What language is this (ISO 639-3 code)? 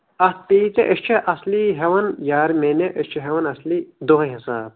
kas